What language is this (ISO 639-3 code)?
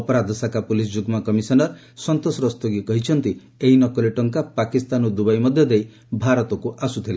ori